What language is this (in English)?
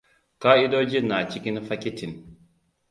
Hausa